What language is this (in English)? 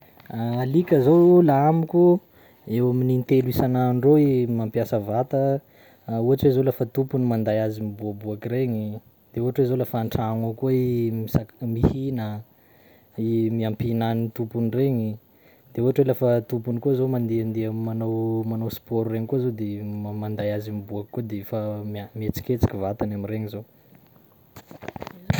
Sakalava Malagasy